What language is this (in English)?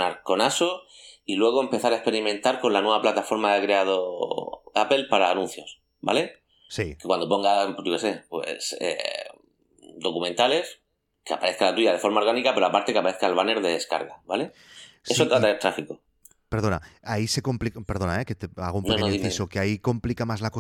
Spanish